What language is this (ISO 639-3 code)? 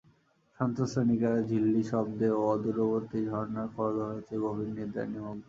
ben